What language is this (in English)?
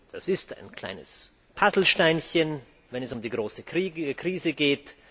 German